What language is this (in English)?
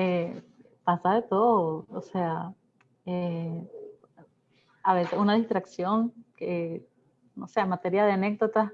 Spanish